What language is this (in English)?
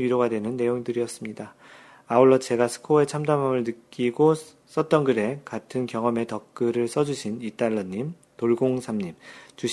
Korean